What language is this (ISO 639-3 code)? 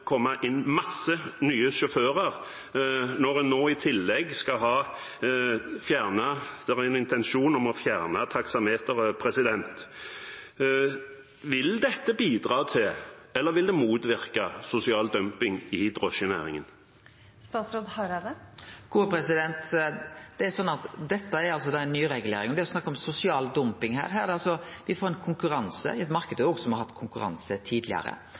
nor